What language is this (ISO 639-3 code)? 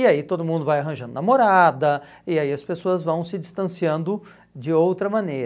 por